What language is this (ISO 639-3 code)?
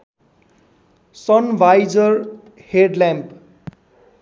nep